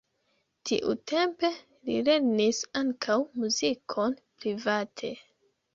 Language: Esperanto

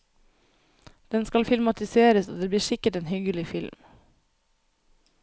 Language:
Norwegian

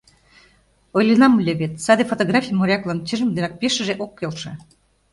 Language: Mari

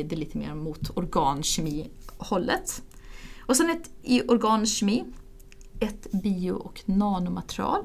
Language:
Swedish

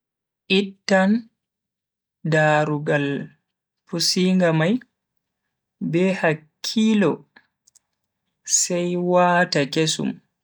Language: Bagirmi Fulfulde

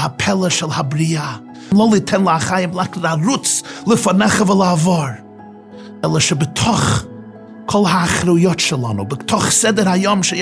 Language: Hebrew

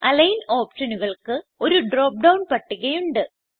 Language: Malayalam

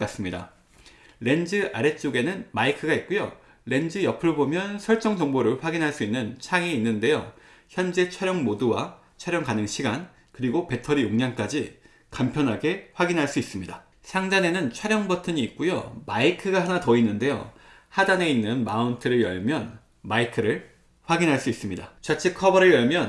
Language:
Korean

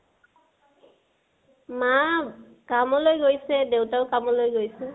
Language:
Assamese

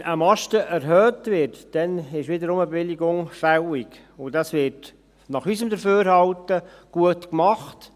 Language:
Swiss German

